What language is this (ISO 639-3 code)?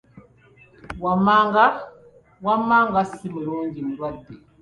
lug